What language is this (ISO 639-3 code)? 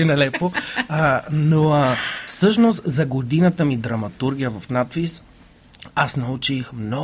bul